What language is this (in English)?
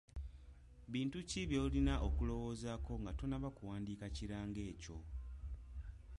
Ganda